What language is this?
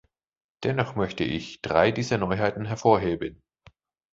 German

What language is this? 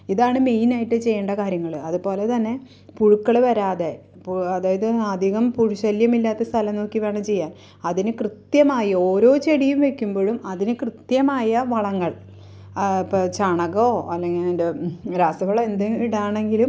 Malayalam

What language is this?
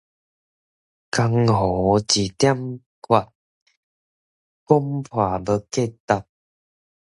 Min Nan Chinese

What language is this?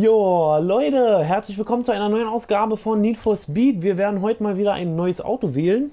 German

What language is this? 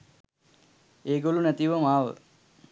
Sinhala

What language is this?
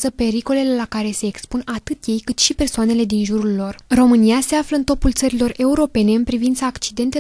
Romanian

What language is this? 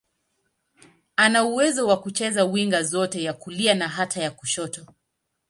Swahili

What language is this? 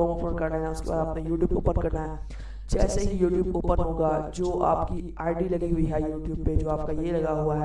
Hindi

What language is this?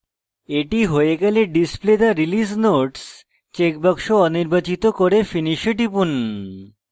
Bangla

